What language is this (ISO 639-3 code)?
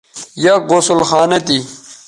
btv